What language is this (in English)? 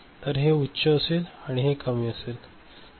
Marathi